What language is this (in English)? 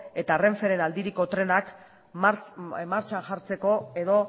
Basque